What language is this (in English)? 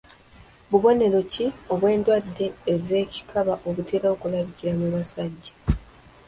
Ganda